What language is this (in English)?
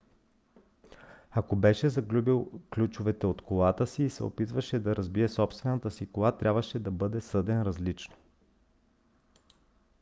Bulgarian